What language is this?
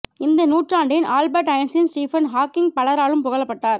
Tamil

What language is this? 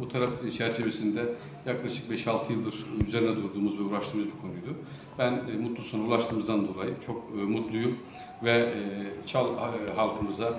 Turkish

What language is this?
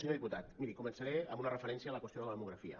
Catalan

